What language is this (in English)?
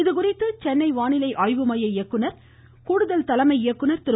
Tamil